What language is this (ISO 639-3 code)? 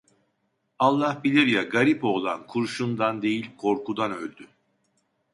tur